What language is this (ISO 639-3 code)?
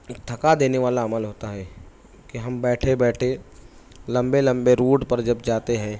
urd